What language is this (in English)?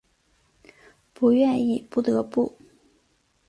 Chinese